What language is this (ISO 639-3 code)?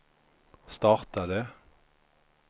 swe